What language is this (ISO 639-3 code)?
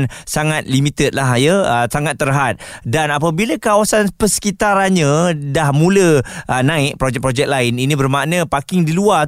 msa